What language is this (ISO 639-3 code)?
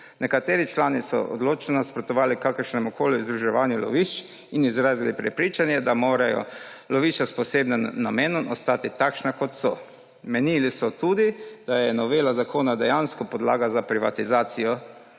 slv